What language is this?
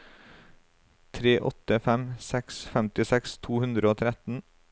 Norwegian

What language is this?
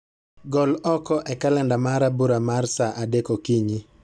Luo (Kenya and Tanzania)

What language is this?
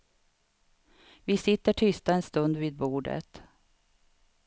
Swedish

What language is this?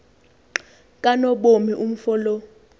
Xhosa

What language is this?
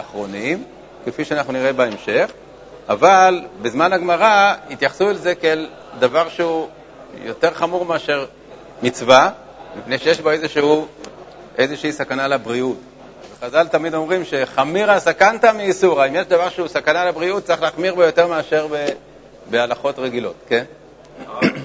Hebrew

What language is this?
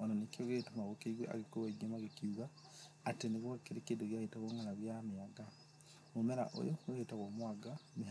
Kikuyu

